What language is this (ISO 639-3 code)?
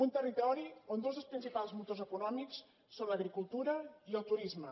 cat